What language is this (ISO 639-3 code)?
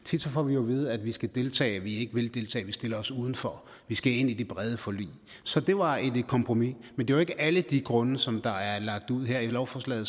dan